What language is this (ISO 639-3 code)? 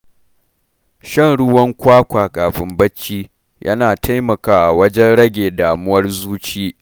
hau